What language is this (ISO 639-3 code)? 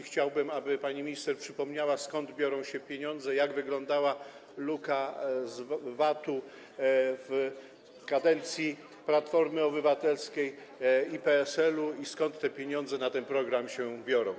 pol